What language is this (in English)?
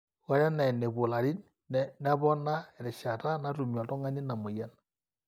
Masai